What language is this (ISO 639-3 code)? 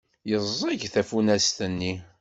kab